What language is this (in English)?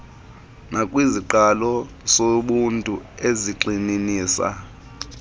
Xhosa